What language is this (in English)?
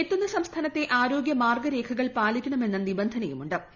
Malayalam